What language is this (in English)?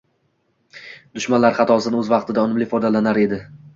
Uzbek